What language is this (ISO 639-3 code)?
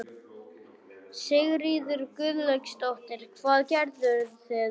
isl